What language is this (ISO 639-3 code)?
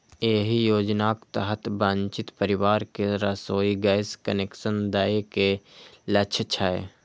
mai